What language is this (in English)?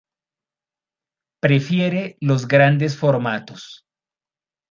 Spanish